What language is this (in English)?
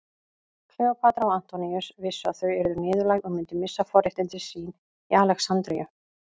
Icelandic